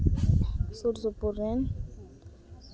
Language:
Santali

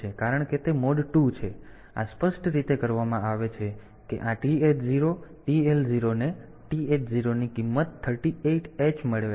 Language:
Gujarati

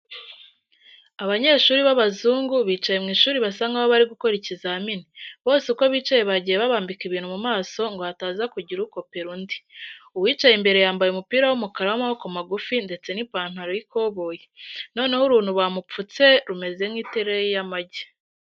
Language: Kinyarwanda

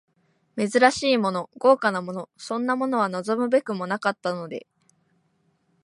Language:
Japanese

